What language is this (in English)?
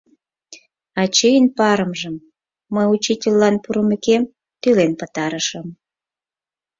Mari